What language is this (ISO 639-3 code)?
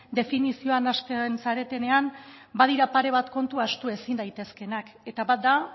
eus